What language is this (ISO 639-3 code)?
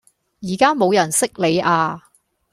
yue